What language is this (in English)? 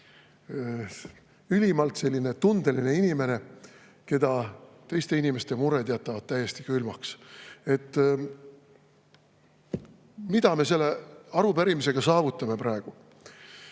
Estonian